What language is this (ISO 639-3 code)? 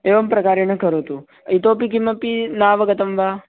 san